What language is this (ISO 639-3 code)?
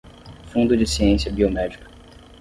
por